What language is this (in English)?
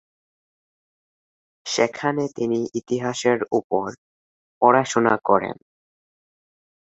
Bangla